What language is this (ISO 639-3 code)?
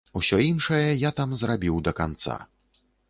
bel